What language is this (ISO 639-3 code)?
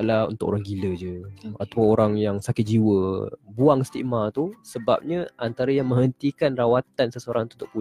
msa